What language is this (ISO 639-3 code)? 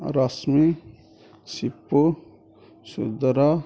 ori